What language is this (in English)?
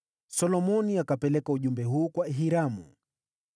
Swahili